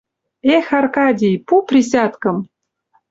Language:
Western Mari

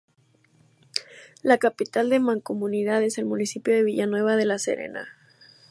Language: Spanish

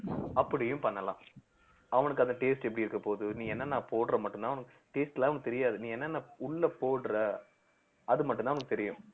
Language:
Tamil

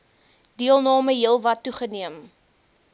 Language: Afrikaans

